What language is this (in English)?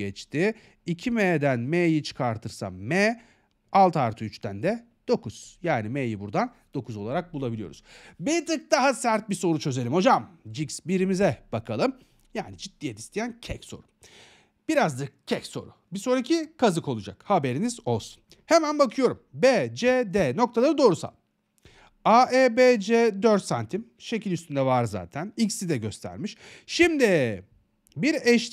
Turkish